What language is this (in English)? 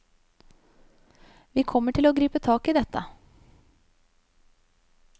Norwegian